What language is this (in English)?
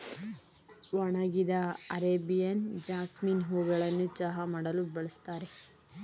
Kannada